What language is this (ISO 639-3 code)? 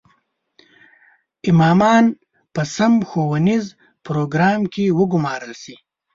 pus